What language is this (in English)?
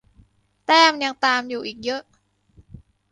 Thai